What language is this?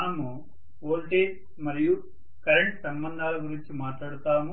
Telugu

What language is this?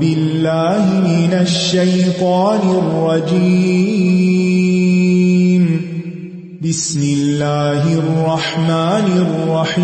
Urdu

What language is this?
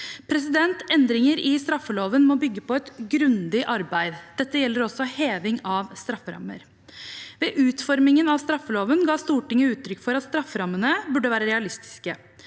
Norwegian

